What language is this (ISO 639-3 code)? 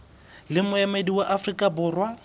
sot